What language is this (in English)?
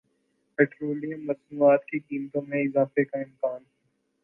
Urdu